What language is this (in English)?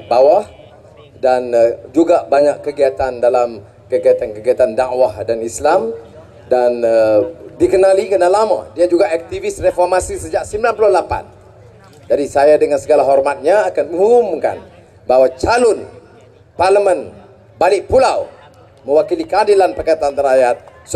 Malay